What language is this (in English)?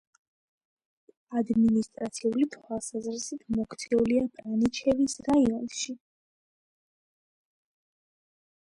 Georgian